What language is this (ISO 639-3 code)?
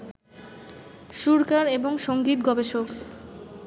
ben